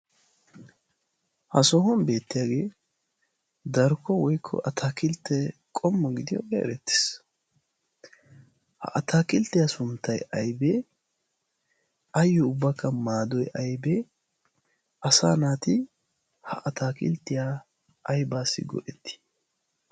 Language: Wolaytta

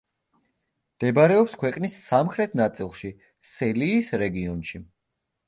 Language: Georgian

